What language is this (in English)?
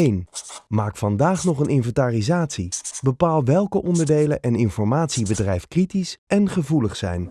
Dutch